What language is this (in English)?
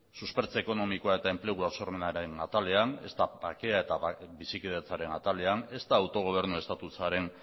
Basque